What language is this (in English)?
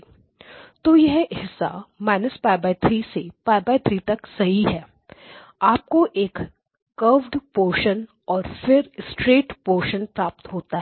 Hindi